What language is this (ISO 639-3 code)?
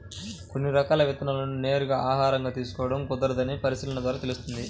tel